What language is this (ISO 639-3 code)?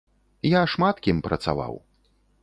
bel